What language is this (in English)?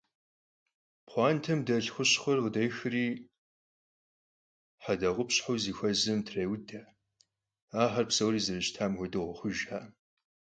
Kabardian